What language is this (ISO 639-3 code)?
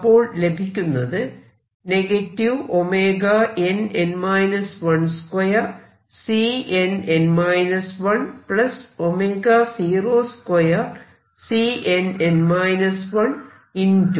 mal